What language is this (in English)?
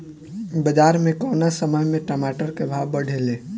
Bhojpuri